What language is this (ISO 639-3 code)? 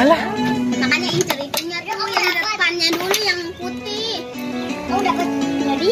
ind